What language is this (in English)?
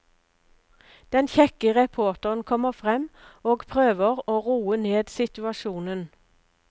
Norwegian